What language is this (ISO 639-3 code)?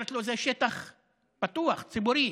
heb